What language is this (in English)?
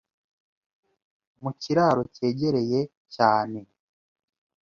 Kinyarwanda